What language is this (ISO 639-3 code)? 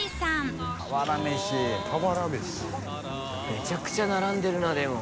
jpn